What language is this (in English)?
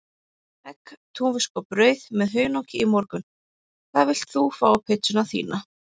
Icelandic